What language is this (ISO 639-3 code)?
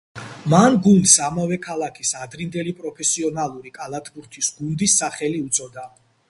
kat